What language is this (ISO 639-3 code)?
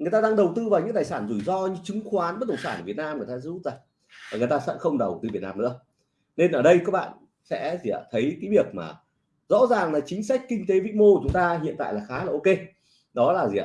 vie